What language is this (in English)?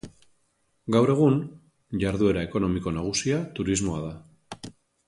Basque